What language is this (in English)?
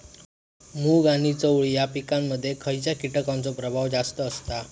Marathi